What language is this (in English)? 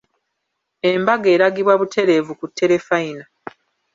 Ganda